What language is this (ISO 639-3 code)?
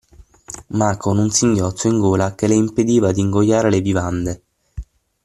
ita